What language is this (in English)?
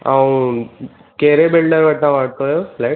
Sindhi